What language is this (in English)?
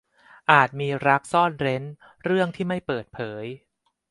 Thai